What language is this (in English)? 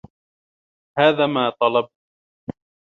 Arabic